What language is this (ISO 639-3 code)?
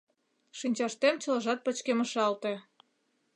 chm